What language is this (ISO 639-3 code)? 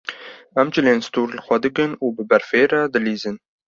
kur